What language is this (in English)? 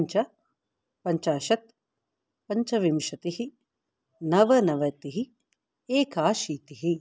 Sanskrit